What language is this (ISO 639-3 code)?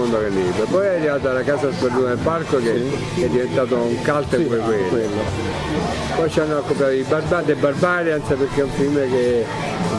ita